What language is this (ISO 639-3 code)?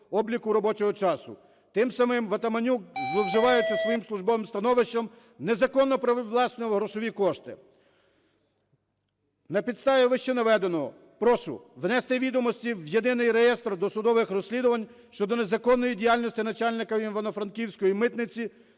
ukr